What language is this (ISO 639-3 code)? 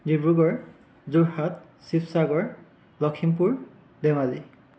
asm